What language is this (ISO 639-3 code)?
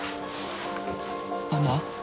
jpn